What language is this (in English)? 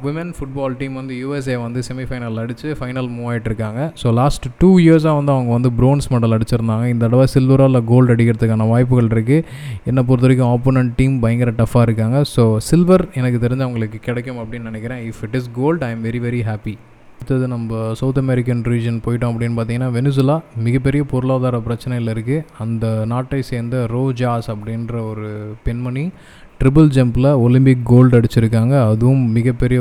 Tamil